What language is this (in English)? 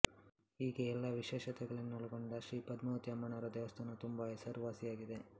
Kannada